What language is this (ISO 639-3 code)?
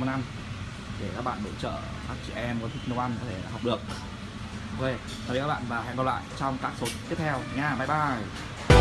vie